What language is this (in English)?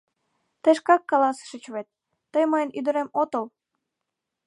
Mari